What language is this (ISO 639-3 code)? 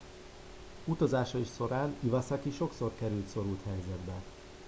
hun